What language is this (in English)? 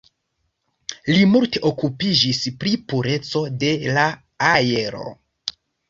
Esperanto